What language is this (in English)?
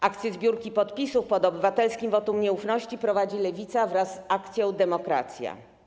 Polish